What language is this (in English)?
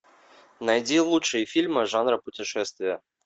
Russian